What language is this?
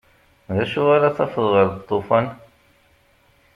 Kabyle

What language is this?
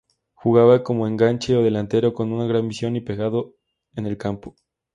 Spanish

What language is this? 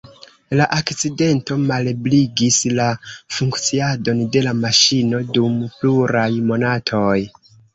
Esperanto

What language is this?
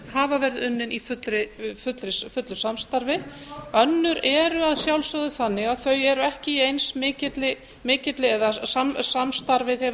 Icelandic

